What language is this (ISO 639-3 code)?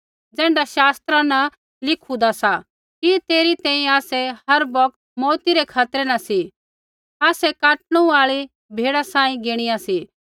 kfx